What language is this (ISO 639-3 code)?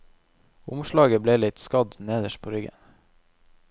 nor